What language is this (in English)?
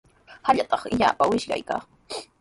Sihuas Ancash Quechua